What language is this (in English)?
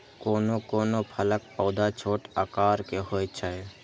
Maithili